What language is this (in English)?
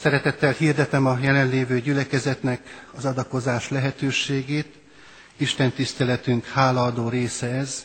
Hungarian